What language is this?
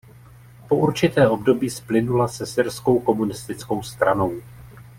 Czech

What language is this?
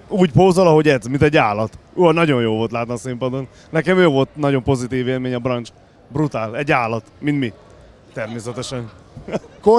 Hungarian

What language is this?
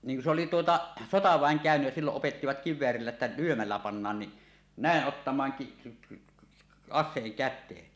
Finnish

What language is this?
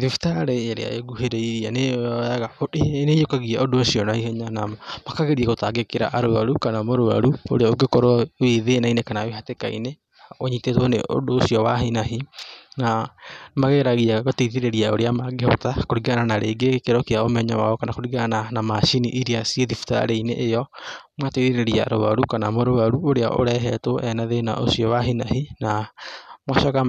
Kikuyu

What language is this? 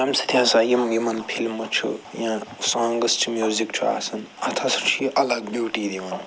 Kashmiri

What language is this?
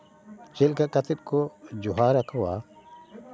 Santali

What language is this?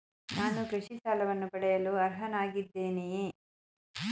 Kannada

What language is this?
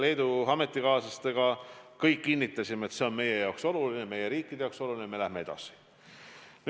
Estonian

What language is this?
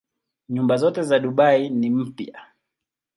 Swahili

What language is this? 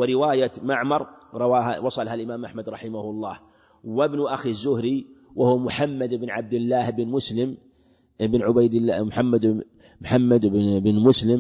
Arabic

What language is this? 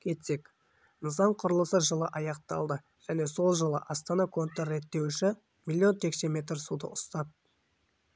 Kazakh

